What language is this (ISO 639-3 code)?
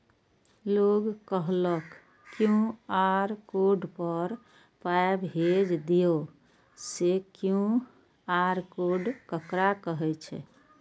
mai